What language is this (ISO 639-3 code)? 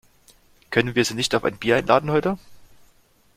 deu